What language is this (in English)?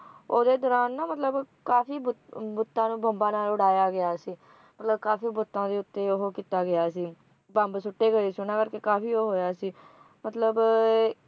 Punjabi